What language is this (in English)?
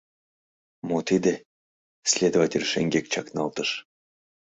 Mari